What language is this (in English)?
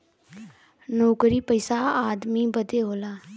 Bhojpuri